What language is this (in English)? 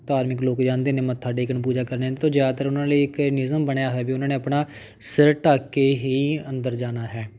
Punjabi